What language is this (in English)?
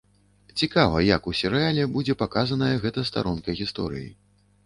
Belarusian